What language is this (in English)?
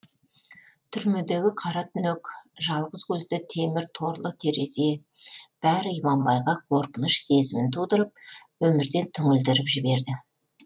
Kazakh